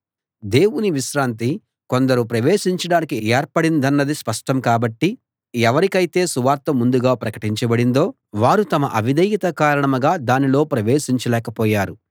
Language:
Telugu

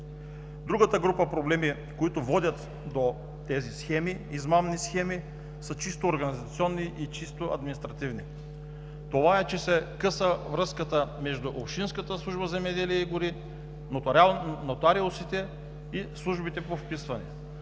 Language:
Bulgarian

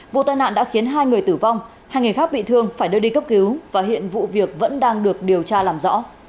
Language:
Vietnamese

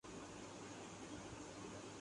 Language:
Urdu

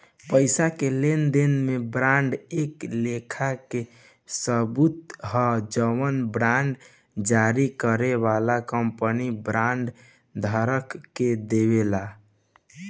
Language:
Bhojpuri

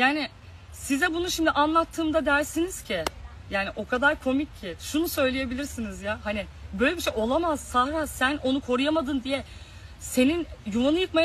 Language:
Turkish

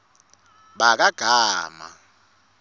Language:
Swati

